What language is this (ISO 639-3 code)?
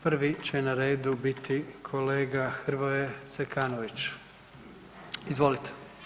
hrv